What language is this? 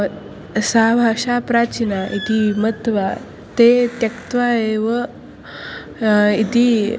Sanskrit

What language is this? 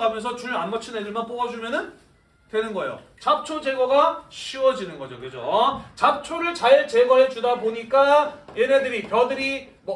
Korean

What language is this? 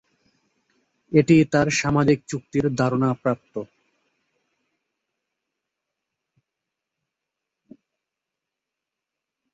Bangla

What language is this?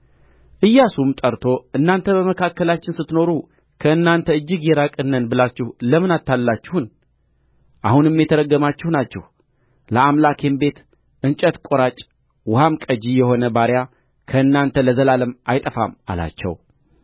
Amharic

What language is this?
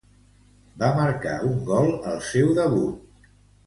Catalan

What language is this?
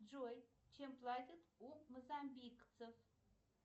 Russian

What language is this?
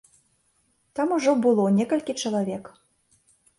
Belarusian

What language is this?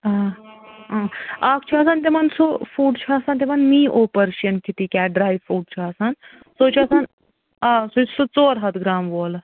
Kashmiri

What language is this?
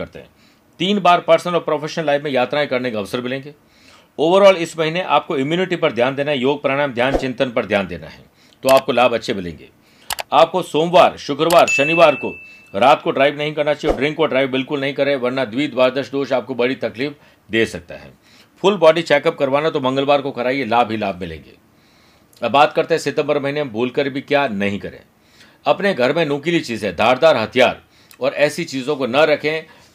Hindi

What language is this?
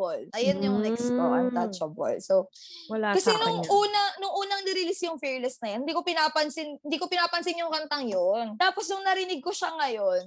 Filipino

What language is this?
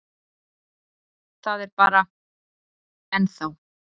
Icelandic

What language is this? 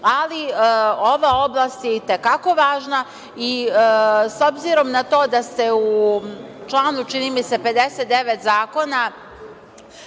Serbian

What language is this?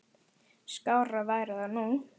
Icelandic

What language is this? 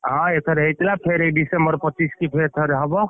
Odia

